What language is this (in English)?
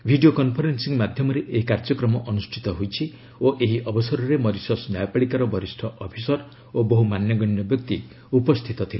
Odia